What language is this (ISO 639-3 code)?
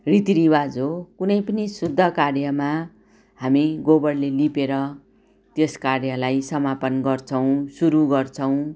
nep